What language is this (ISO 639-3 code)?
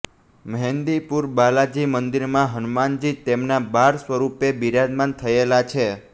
guj